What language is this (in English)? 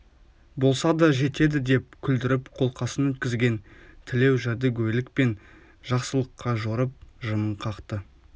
Kazakh